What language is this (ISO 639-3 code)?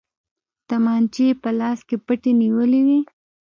pus